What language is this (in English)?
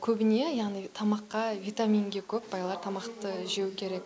Kazakh